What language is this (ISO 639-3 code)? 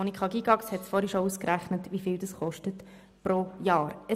gsw